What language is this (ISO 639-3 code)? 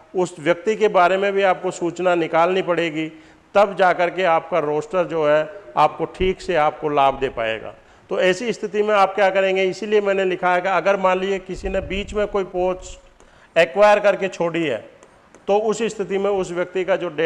hin